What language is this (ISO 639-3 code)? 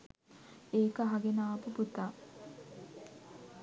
sin